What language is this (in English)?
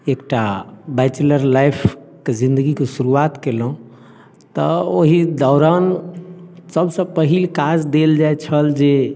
Maithili